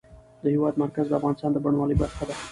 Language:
Pashto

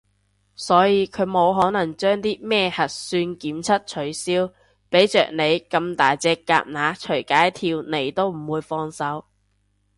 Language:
Cantonese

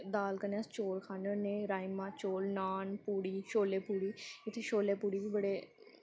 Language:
Dogri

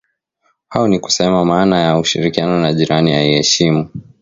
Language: Swahili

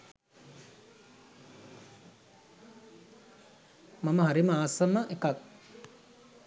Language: Sinhala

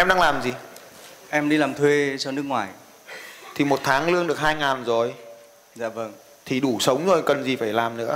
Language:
Vietnamese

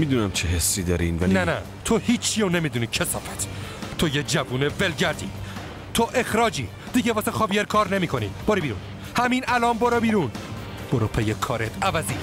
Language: Persian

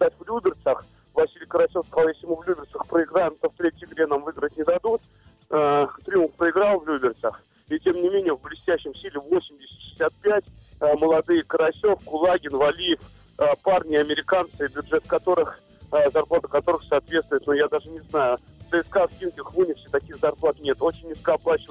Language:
Russian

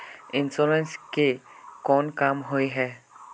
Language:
Magahi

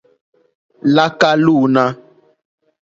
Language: Mokpwe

